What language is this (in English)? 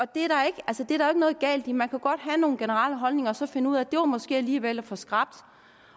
Danish